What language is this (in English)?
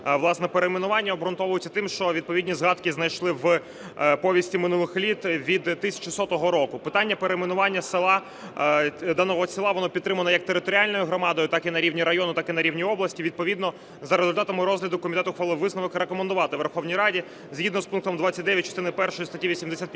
Ukrainian